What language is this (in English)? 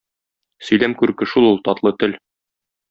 Tatar